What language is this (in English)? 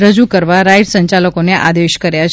Gujarati